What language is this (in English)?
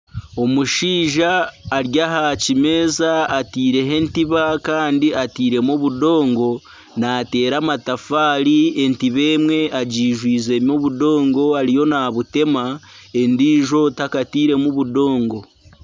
Nyankole